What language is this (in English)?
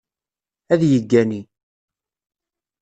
Kabyle